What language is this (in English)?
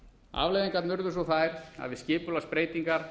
Icelandic